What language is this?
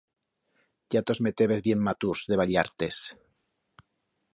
Aragonese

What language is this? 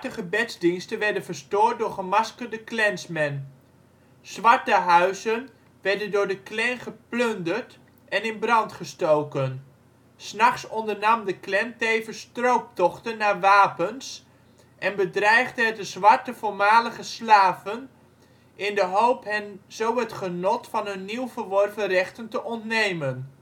Dutch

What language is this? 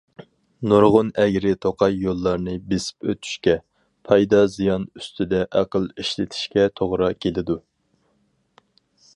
Uyghur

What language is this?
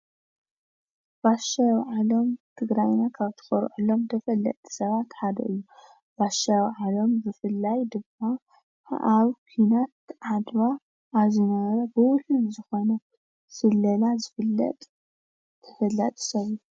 Tigrinya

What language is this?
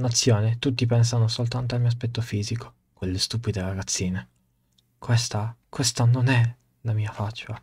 Italian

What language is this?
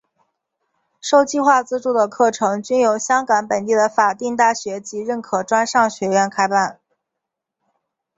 Chinese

